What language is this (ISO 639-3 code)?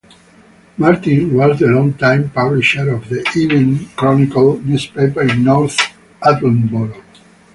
eng